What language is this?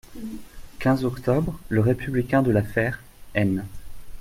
French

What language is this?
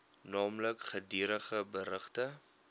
Afrikaans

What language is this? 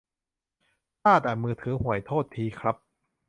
Thai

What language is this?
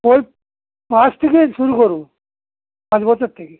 Bangla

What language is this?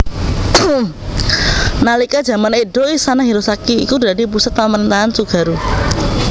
Javanese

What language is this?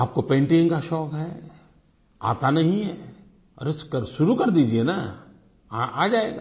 Hindi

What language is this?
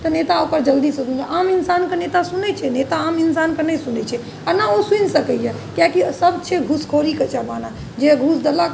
Maithili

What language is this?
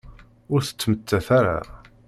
Kabyle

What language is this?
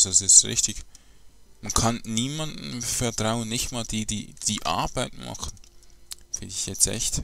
German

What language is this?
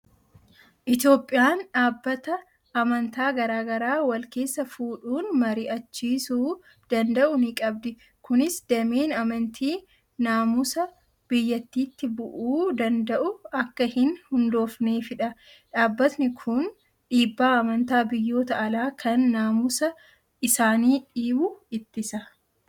Oromo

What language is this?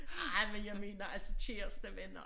Danish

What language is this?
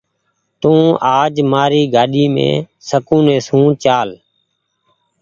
Goaria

